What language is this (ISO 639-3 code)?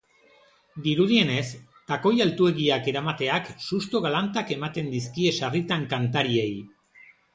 eus